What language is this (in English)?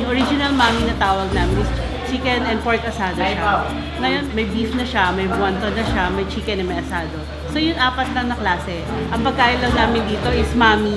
Filipino